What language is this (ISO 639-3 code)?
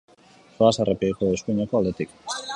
eus